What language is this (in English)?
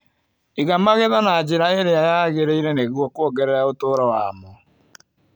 Kikuyu